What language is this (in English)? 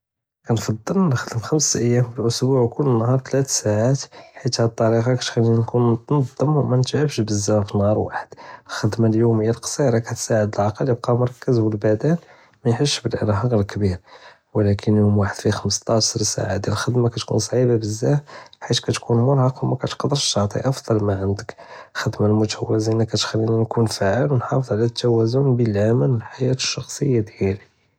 Judeo-Arabic